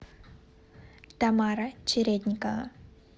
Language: Russian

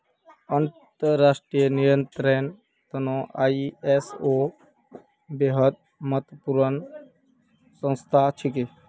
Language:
Magahi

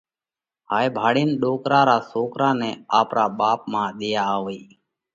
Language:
Parkari Koli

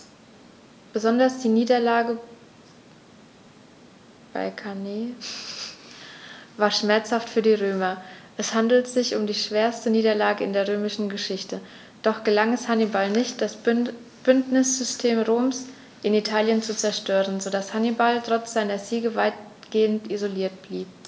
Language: German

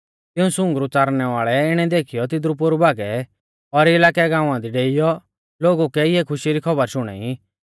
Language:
Mahasu Pahari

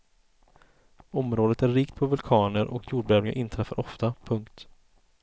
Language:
Swedish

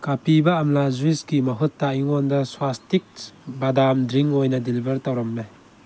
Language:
Manipuri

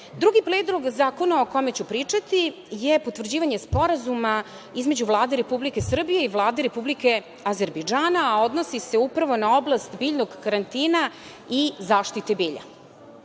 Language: Serbian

